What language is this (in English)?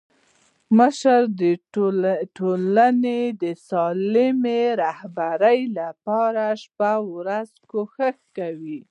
Pashto